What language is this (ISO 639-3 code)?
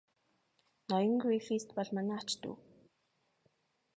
mon